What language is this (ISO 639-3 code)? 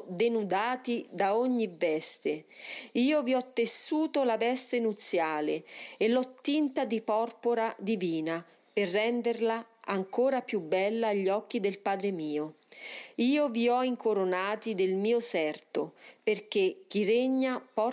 ita